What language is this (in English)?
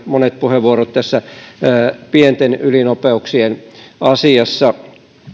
Finnish